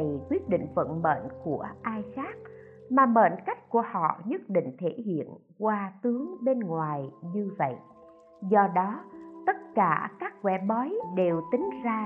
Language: Vietnamese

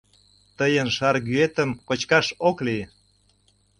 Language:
Mari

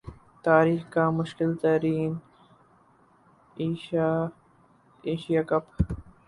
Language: Urdu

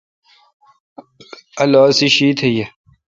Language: Kalkoti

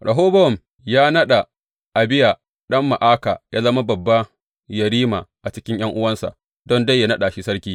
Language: Hausa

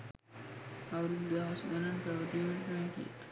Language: Sinhala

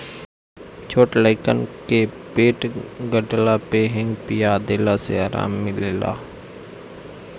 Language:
Bhojpuri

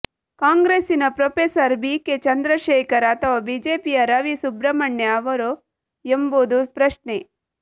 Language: Kannada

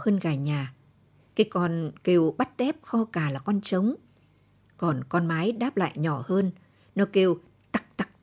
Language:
Vietnamese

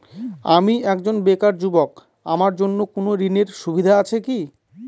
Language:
Bangla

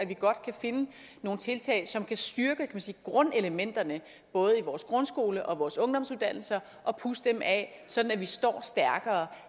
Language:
Danish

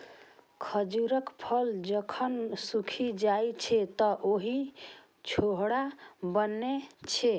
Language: Maithili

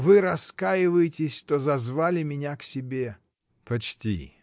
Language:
Russian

